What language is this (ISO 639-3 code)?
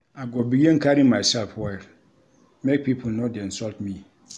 pcm